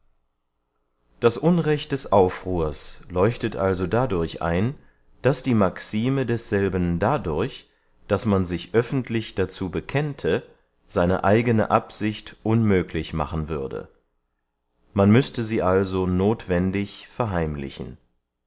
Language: German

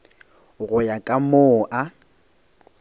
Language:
Northern Sotho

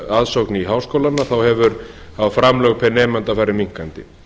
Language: Icelandic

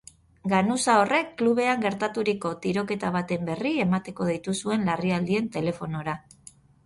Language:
Basque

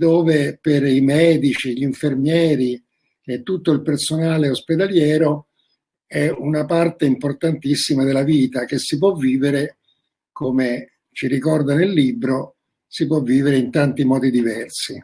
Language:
Italian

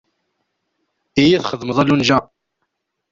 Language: Kabyle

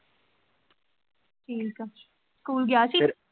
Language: Punjabi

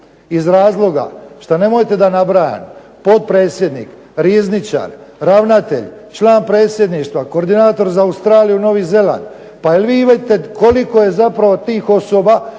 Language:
Croatian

